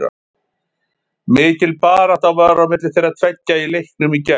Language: Icelandic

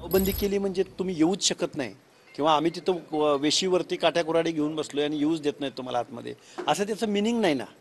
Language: Marathi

